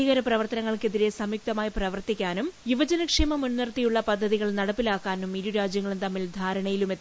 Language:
Malayalam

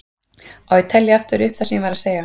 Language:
Icelandic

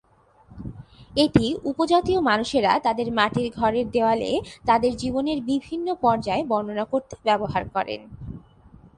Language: Bangla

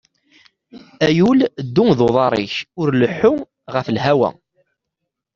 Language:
Kabyle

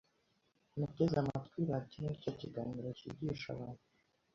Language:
Kinyarwanda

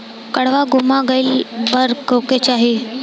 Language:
Bhojpuri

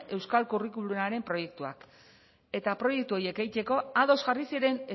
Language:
Basque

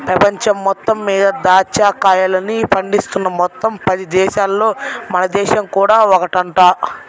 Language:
Telugu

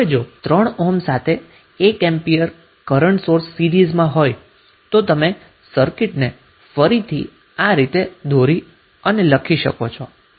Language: Gujarati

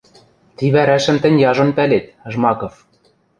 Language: Western Mari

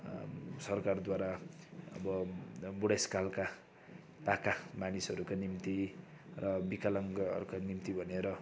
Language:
Nepali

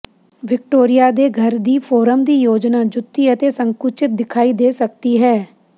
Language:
Punjabi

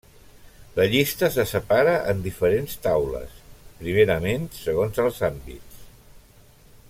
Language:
Catalan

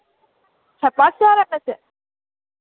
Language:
Urdu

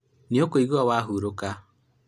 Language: Kikuyu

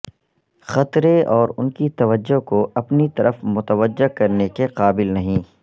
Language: Urdu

